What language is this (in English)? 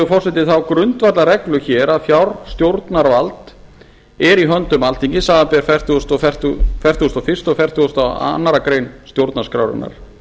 Icelandic